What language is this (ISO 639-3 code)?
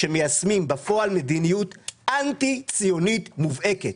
heb